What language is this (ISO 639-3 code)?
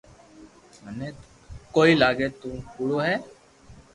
lrk